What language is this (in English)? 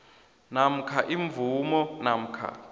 South Ndebele